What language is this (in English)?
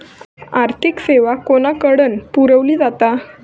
Marathi